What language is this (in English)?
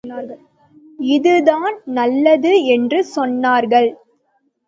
Tamil